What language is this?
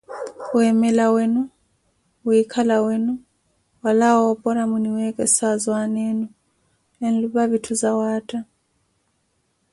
Koti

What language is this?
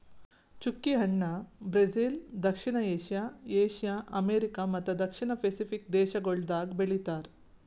Kannada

